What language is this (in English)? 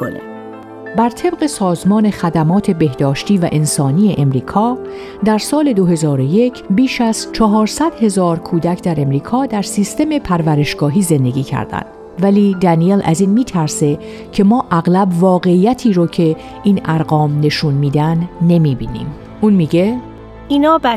Persian